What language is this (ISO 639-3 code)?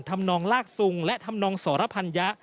tha